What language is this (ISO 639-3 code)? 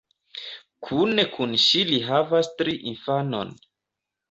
epo